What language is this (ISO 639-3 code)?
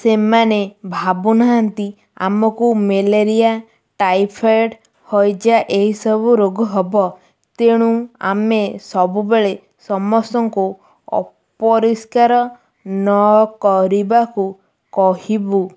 ori